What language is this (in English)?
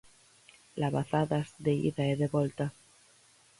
Galician